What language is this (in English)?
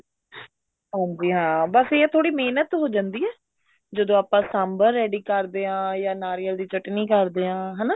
Punjabi